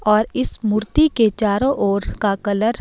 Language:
Hindi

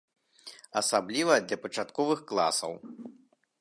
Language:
Belarusian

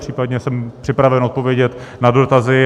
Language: Czech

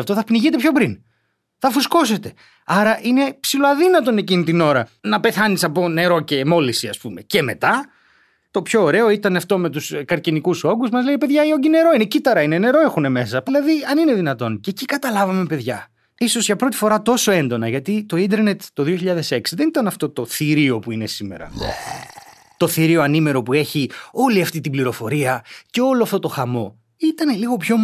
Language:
Greek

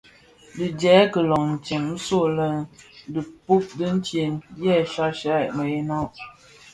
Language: Bafia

